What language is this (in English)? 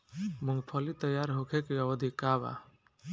Bhojpuri